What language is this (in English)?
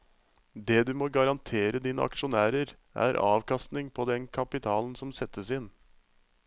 Norwegian